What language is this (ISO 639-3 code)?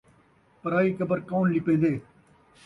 skr